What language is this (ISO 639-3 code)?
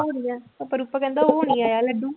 pan